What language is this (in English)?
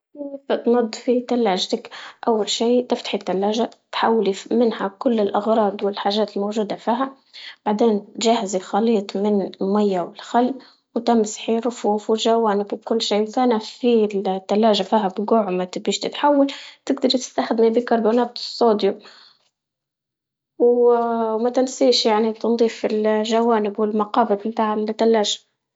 Libyan Arabic